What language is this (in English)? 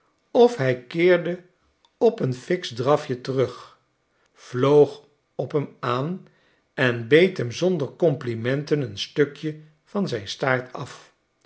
Dutch